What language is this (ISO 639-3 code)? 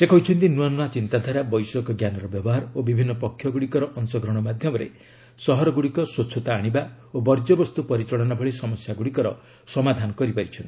ori